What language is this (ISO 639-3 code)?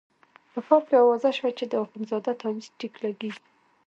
pus